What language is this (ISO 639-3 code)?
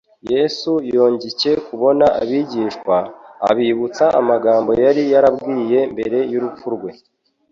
kin